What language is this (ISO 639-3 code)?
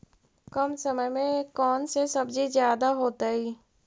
mag